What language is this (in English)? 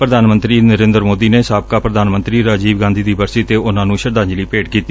Punjabi